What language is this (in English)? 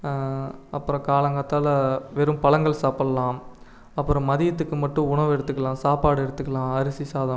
Tamil